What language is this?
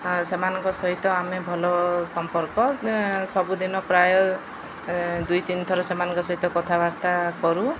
Odia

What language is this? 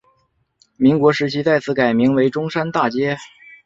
Chinese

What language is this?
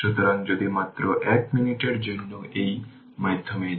Bangla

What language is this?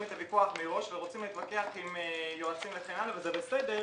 Hebrew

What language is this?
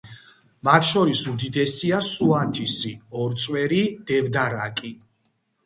Georgian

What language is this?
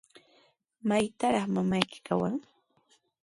Sihuas Ancash Quechua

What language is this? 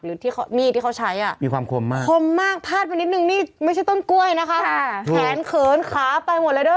Thai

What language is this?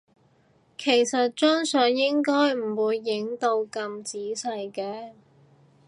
Cantonese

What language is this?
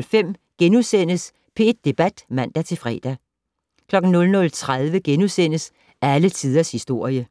Danish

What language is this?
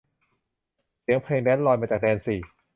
Thai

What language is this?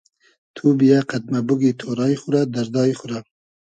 Hazaragi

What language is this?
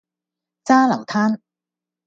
Cantonese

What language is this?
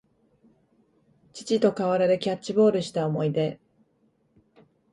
Japanese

